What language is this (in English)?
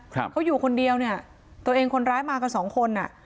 Thai